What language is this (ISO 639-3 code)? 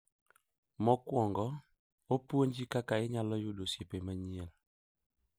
luo